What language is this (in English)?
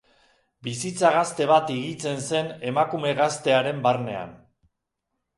Basque